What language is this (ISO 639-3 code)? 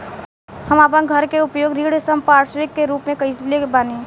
bho